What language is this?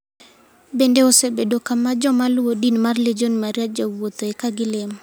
Luo (Kenya and Tanzania)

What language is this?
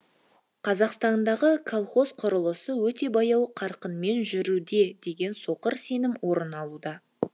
Kazakh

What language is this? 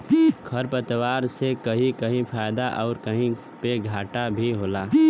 Bhojpuri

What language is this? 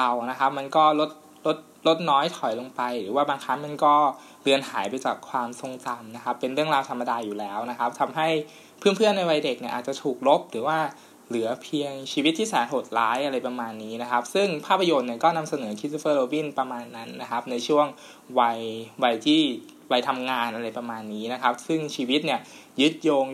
Thai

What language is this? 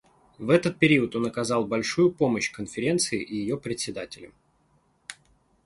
Russian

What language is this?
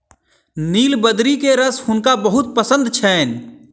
Maithili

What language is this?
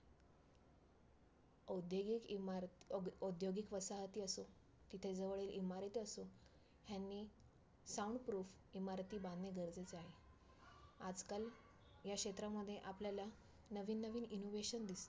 Marathi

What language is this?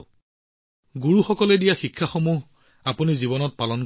Assamese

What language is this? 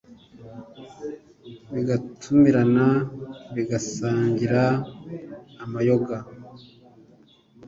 Kinyarwanda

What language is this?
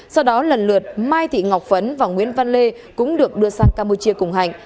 Vietnamese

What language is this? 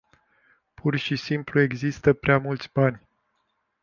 Romanian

